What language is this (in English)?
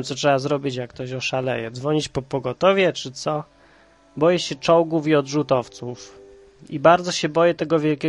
Polish